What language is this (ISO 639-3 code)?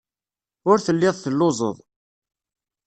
kab